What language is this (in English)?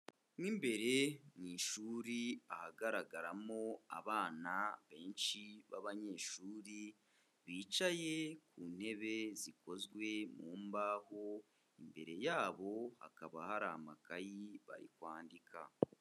Kinyarwanda